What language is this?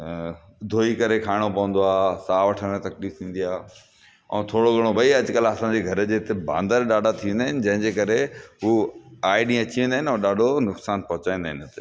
Sindhi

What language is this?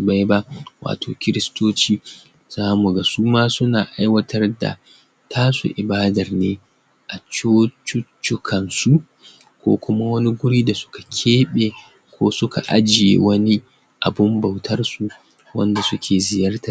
Hausa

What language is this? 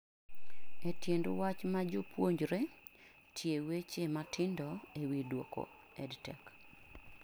Luo (Kenya and Tanzania)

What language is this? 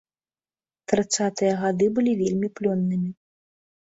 Belarusian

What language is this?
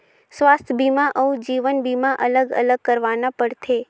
Chhattisgarhi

